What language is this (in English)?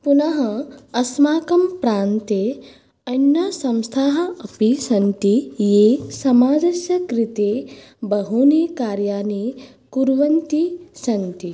Sanskrit